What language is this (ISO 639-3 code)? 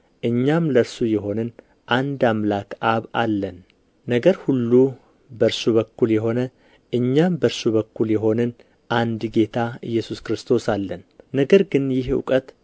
amh